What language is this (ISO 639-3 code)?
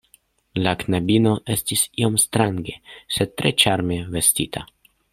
epo